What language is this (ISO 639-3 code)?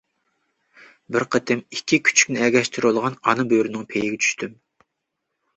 uig